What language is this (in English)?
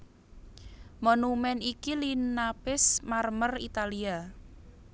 Javanese